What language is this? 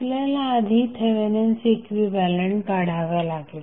Marathi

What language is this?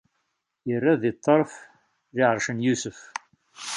Kabyle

